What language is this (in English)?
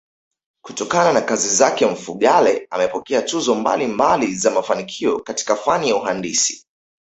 Swahili